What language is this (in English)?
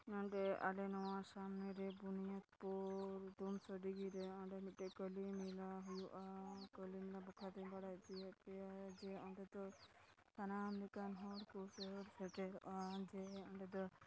Santali